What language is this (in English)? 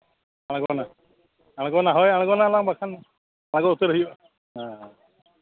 Santali